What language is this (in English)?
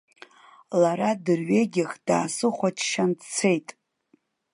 Abkhazian